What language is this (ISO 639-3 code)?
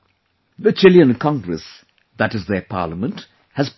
eng